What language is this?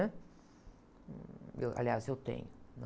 Portuguese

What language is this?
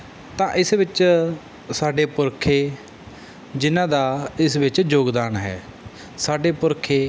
Punjabi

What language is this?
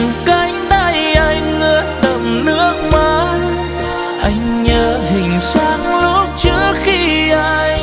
Vietnamese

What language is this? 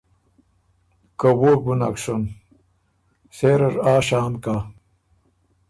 Ormuri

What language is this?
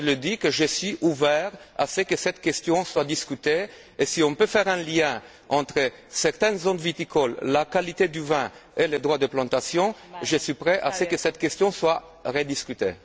French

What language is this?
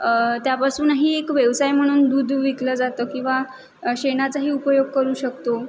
Marathi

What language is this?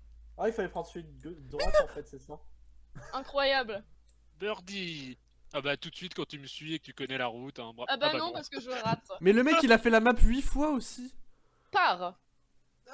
French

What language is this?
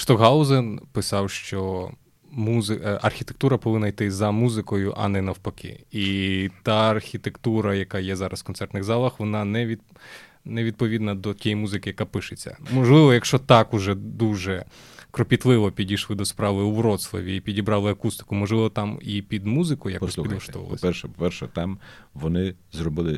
Ukrainian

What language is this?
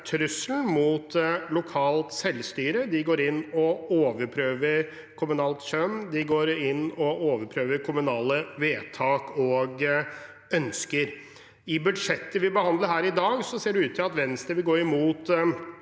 Norwegian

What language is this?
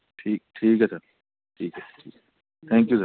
Punjabi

